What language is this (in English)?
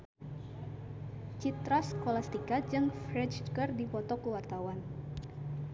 Sundanese